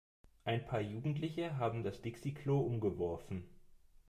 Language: German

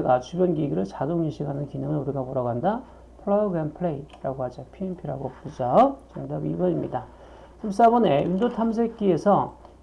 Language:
Korean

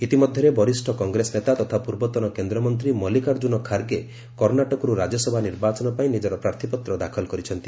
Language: Odia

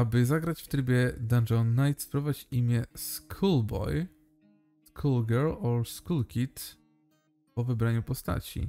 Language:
Polish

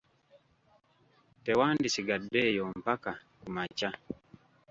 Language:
Ganda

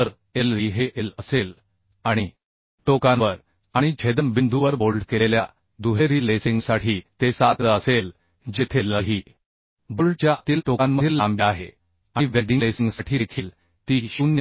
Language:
Marathi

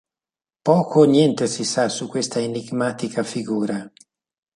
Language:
Italian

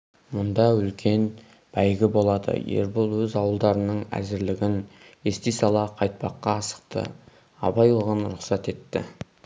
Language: Kazakh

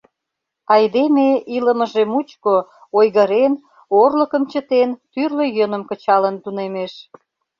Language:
Mari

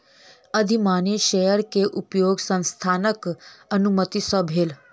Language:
Maithili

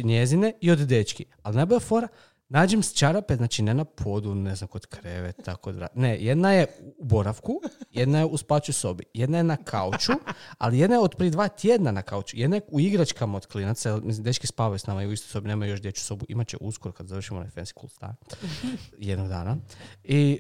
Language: Croatian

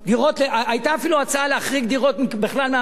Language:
Hebrew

